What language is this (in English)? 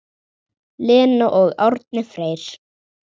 Icelandic